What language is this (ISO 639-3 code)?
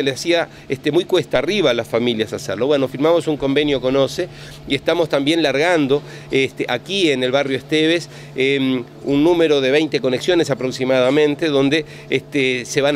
spa